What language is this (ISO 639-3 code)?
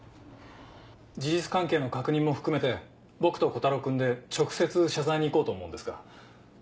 jpn